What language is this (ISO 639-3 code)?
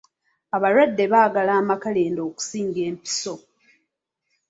lug